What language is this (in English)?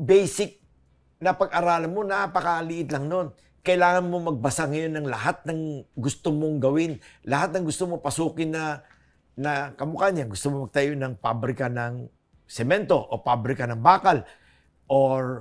Filipino